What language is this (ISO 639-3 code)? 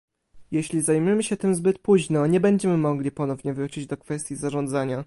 pol